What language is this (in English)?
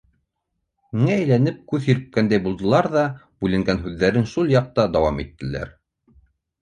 Bashkir